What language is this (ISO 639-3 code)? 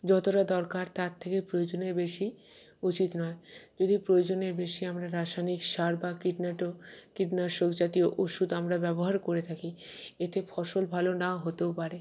ben